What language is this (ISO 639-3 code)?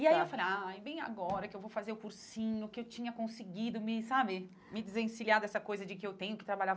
por